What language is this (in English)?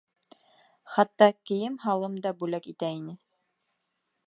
Bashkir